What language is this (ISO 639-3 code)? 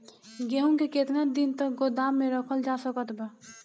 bho